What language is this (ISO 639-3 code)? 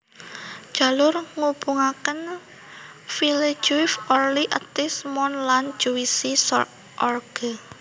jav